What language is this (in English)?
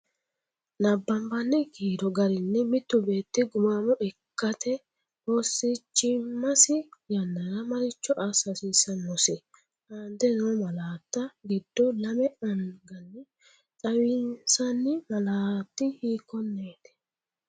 Sidamo